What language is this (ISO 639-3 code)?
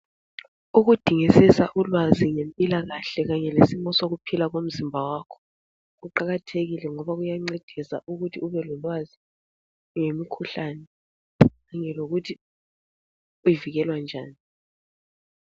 nde